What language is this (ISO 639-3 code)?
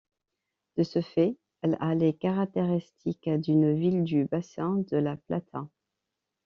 fra